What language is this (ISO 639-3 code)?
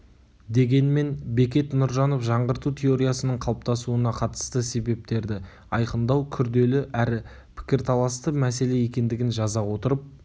kaz